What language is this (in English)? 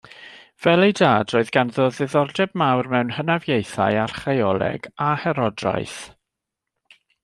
Welsh